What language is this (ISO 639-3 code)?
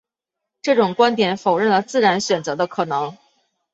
zho